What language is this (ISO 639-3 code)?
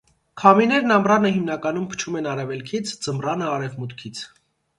hye